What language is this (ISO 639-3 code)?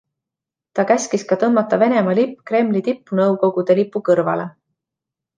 est